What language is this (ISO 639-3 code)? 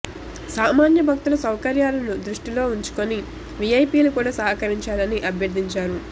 tel